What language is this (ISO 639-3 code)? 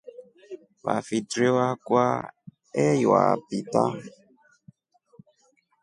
rof